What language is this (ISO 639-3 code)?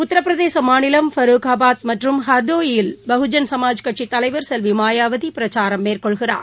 tam